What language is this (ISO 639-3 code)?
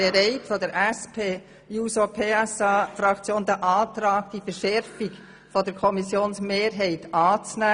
gsw